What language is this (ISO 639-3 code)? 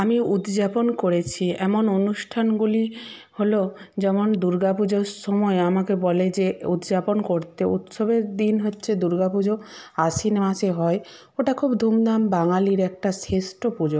ben